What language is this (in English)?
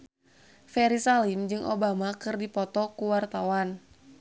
Sundanese